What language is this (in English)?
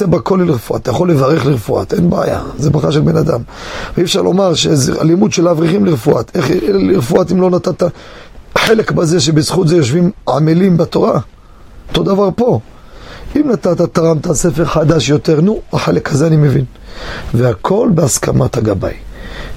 Hebrew